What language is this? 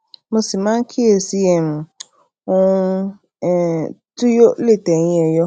Yoruba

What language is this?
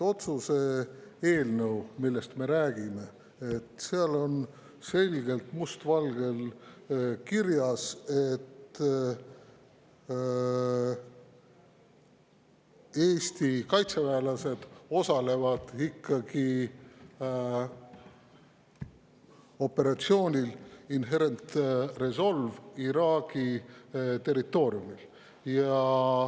Estonian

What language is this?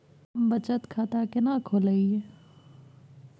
Maithili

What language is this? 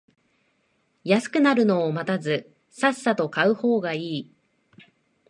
Japanese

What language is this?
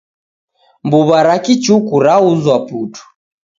Taita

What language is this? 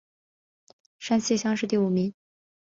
Chinese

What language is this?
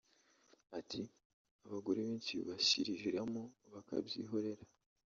Kinyarwanda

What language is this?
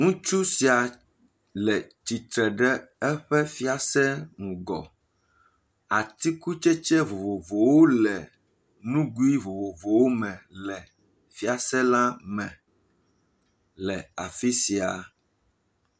Ewe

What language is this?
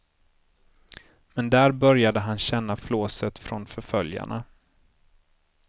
Swedish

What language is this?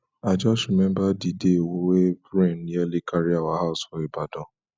Nigerian Pidgin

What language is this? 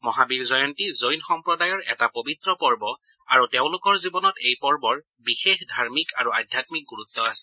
Assamese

